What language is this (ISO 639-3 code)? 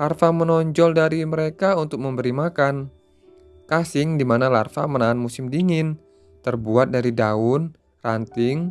ind